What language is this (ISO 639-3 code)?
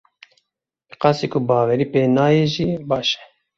kur